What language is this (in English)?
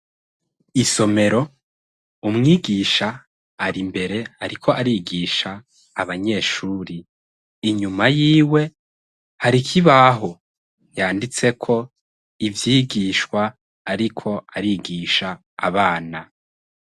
Rundi